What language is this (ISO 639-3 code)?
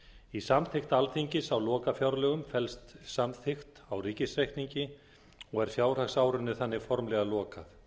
isl